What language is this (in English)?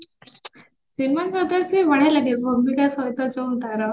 Odia